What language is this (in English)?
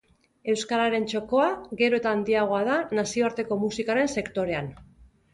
Basque